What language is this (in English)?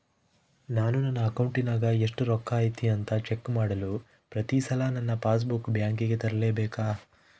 Kannada